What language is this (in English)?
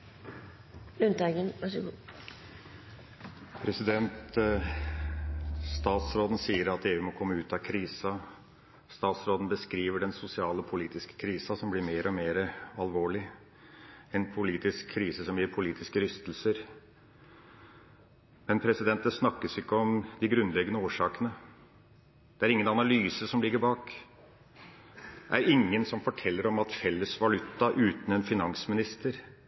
Norwegian Bokmål